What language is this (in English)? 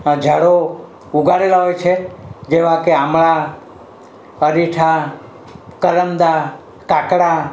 Gujarati